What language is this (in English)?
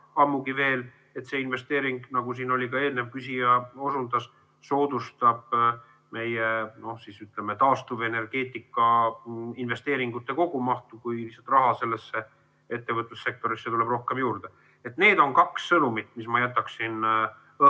Estonian